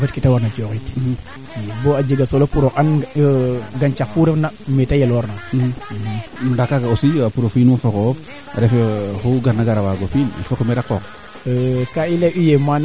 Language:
Serer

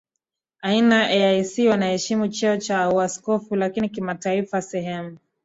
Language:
Swahili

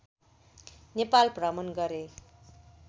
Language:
Nepali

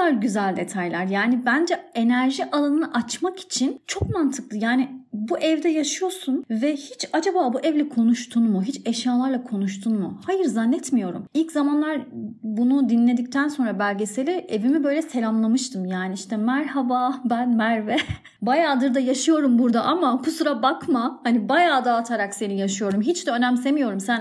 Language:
Turkish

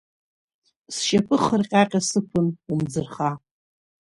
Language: Abkhazian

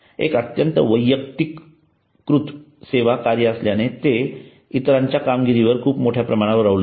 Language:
Marathi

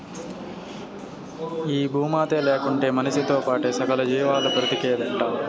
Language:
Telugu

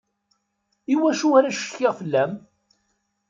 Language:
Kabyle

